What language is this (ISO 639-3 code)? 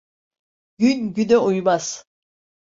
tur